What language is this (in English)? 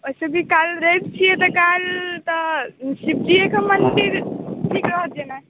Maithili